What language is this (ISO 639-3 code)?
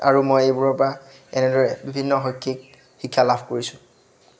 asm